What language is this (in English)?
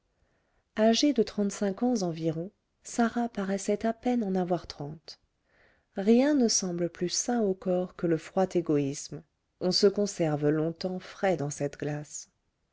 French